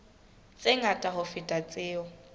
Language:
Southern Sotho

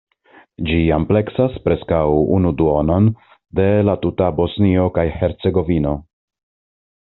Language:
Esperanto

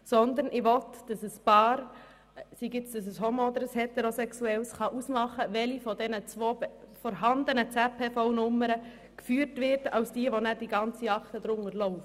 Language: Swiss German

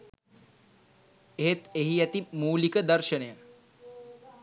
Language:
Sinhala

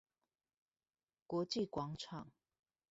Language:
Chinese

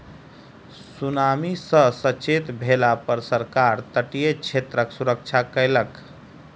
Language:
Maithili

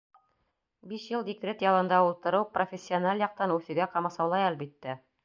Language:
Bashkir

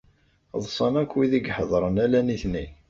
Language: Kabyle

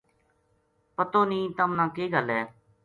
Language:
Gujari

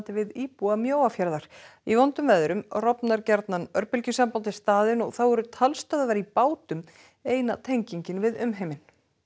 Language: Icelandic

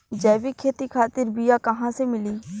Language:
Bhojpuri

